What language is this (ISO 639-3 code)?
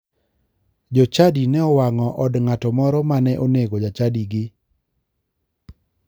luo